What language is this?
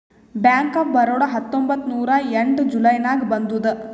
Kannada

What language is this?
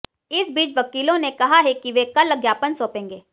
Hindi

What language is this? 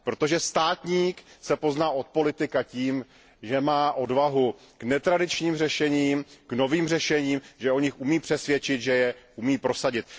Czech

